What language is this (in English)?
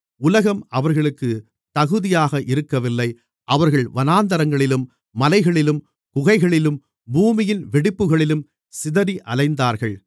Tamil